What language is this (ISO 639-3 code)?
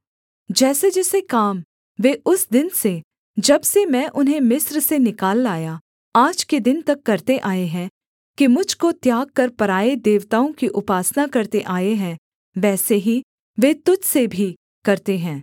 hin